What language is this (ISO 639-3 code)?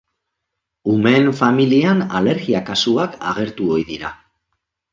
eus